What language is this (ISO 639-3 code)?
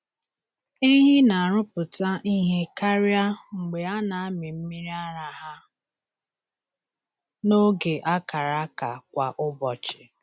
ibo